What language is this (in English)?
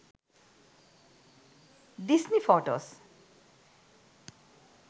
Sinhala